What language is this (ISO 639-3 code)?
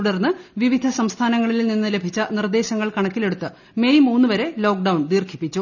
mal